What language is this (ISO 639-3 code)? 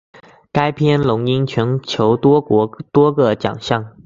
zho